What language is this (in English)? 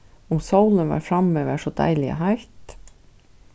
Faroese